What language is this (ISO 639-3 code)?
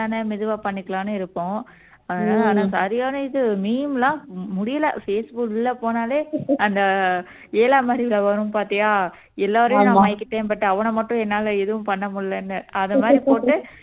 tam